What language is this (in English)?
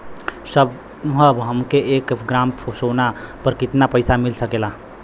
Bhojpuri